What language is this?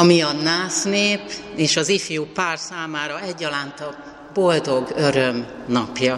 Hungarian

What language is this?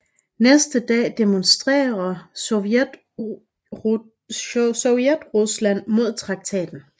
Danish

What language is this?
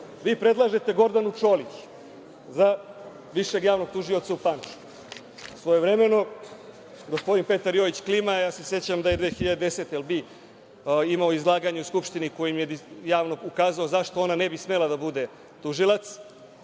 Serbian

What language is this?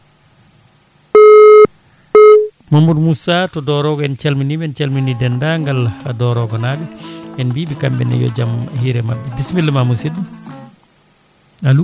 Fula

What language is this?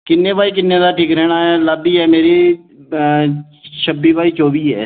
Dogri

